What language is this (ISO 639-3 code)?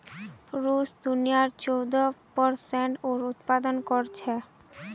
mag